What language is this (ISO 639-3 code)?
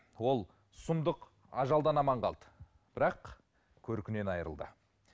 kaz